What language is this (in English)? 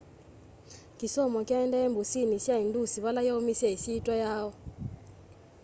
Kamba